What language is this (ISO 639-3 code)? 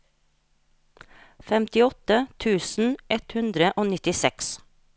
nor